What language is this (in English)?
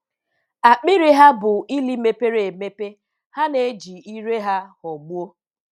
Igbo